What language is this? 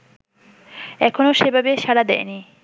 Bangla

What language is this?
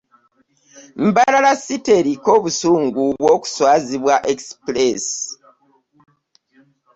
Ganda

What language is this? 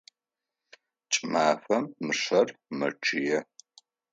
Adyghe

